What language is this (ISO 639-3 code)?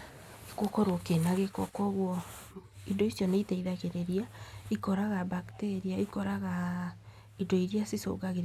kik